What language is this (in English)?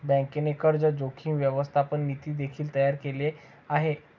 Marathi